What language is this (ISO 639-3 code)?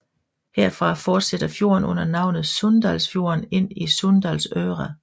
dan